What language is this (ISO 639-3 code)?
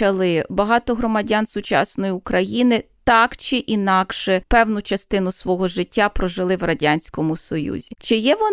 ukr